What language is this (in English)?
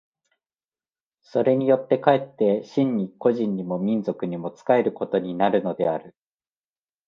Japanese